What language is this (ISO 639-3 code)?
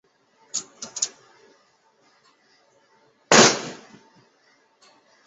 zho